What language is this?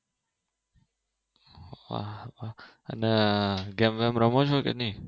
Gujarati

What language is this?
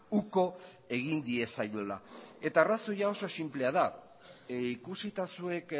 Basque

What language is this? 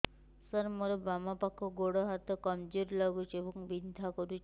Odia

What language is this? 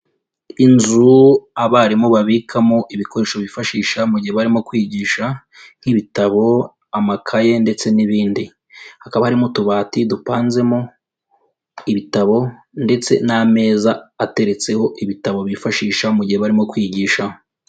Kinyarwanda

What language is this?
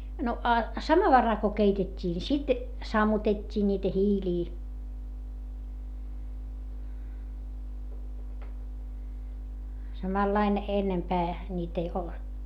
Finnish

